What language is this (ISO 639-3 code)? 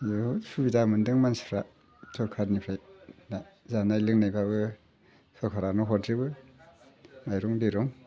brx